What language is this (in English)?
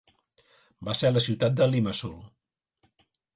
Catalan